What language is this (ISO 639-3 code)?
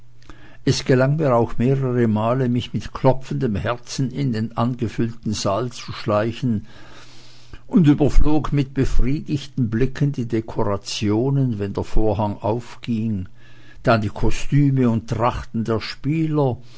deu